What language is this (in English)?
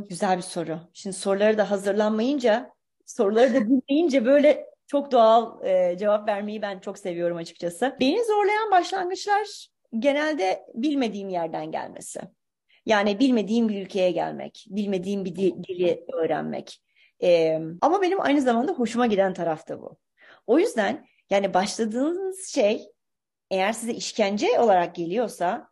Turkish